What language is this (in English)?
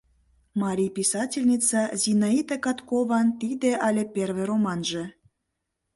Mari